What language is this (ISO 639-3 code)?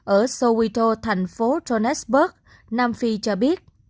vie